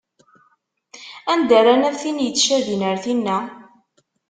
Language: Kabyle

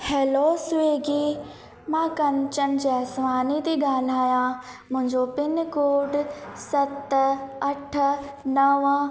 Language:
Sindhi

